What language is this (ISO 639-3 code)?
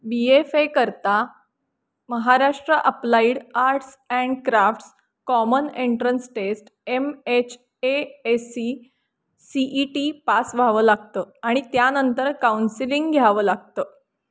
mar